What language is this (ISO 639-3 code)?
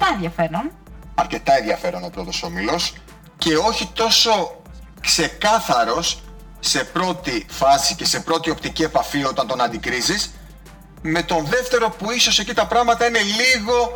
ell